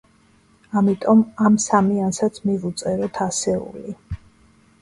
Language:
Georgian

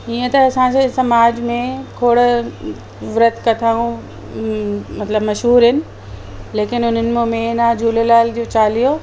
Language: Sindhi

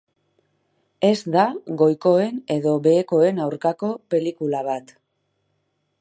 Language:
Basque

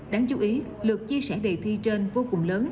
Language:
Vietnamese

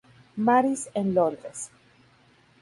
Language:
Spanish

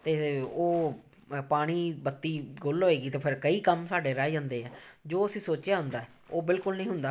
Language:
Punjabi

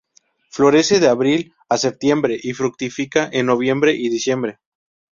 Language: Spanish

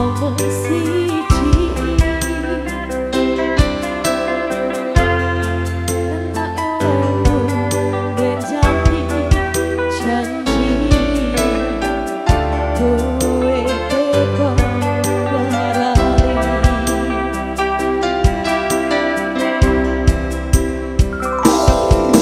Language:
Indonesian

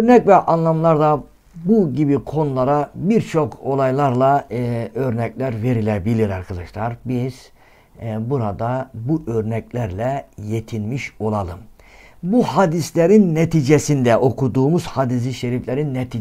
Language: Turkish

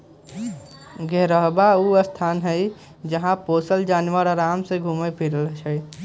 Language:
Magahi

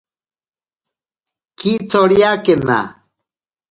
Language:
Ashéninka Perené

